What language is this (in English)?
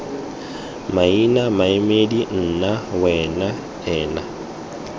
Tswana